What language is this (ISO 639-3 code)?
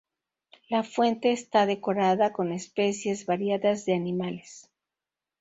spa